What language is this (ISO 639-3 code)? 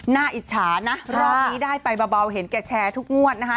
tha